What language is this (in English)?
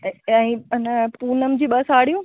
Sindhi